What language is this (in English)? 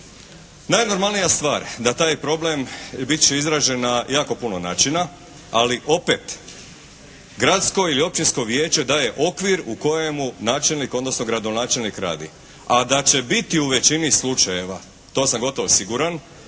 Croatian